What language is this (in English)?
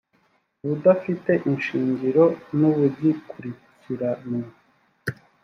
Kinyarwanda